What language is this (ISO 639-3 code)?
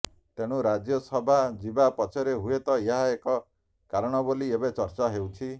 ori